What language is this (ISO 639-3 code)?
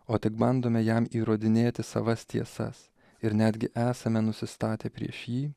lit